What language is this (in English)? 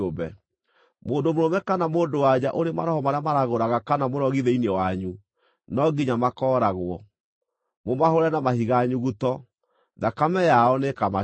Kikuyu